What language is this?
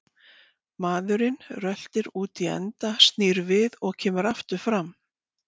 Icelandic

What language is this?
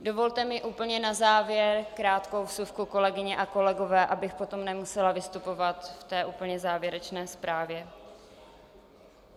Czech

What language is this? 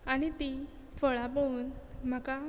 Konkani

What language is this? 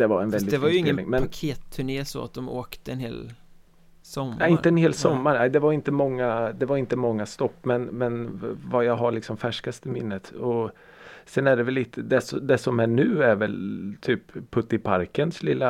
Swedish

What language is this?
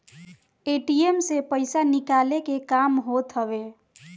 Bhojpuri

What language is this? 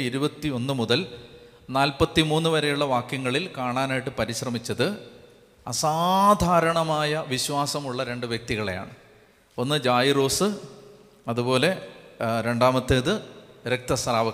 Malayalam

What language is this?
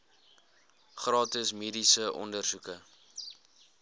Afrikaans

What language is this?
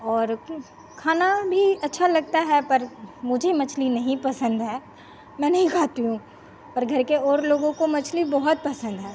Hindi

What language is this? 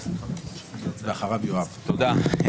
Hebrew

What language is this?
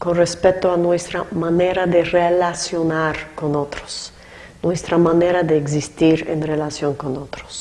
Spanish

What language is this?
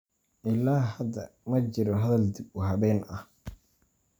Somali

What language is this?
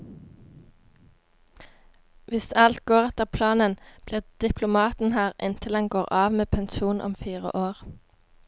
Norwegian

